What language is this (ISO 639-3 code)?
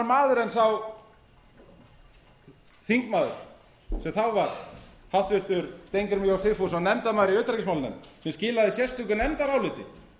isl